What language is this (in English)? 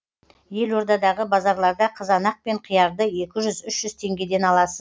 Kazakh